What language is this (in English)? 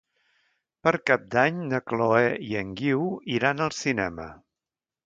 Catalan